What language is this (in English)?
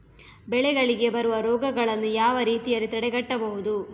Kannada